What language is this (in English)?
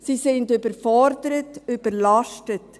Swiss German